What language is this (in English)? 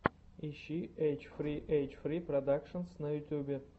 Russian